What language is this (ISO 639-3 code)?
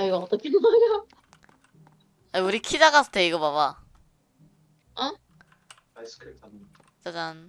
kor